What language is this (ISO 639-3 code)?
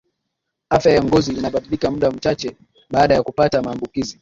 swa